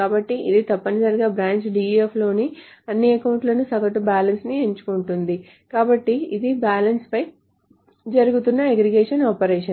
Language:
Telugu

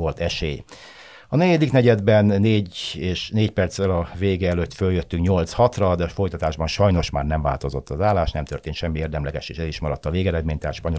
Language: Hungarian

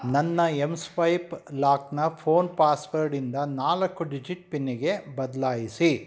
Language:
Kannada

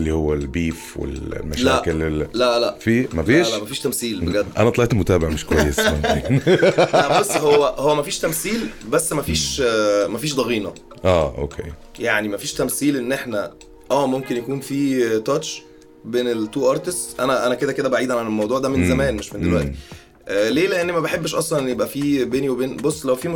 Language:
Arabic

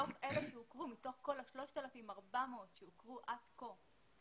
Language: Hebrew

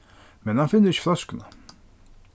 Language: Faroese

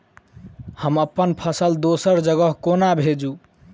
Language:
Maithili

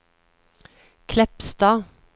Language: Norwegian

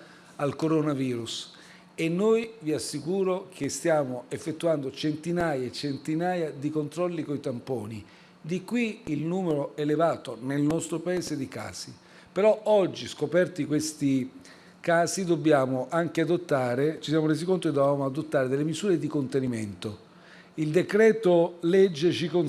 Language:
Italian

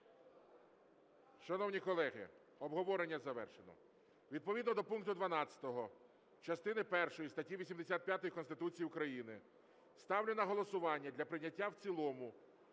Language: Ukrainian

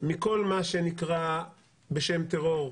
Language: Hebrew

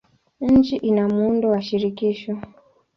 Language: Swahili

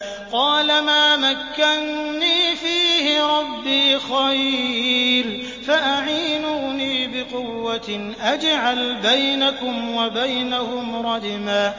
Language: Arabic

